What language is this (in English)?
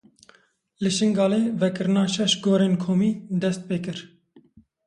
Kurdish